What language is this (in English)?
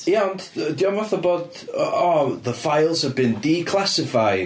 Welsh